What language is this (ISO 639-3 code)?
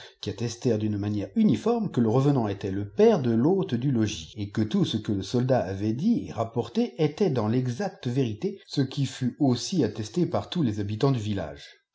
fra